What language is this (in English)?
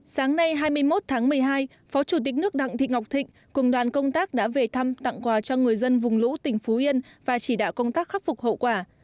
Vietnamese